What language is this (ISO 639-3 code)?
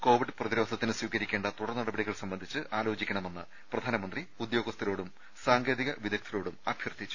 mal